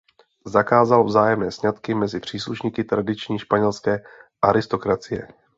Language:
Czech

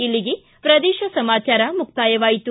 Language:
Kannada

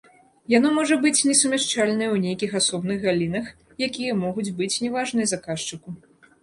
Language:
Belarusian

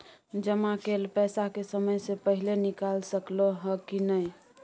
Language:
Maithili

